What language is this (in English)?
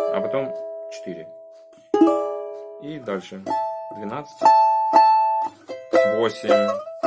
Russian